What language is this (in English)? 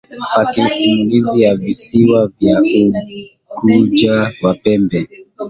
Swahili